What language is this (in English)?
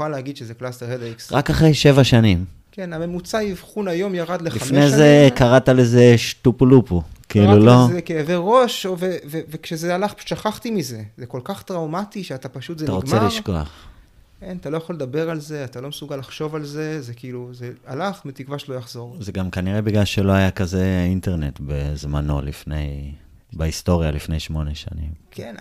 Hebrew